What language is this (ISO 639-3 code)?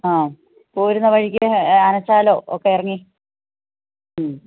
mal